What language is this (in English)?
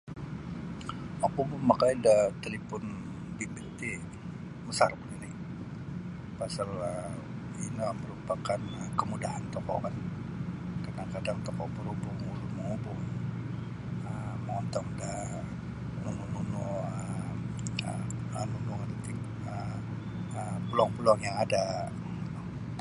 Sabah Bisaya